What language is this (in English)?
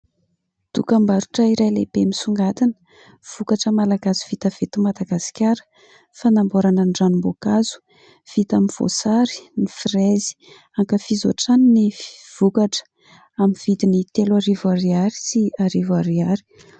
Malagasy